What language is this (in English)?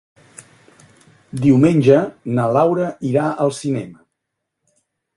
Catalan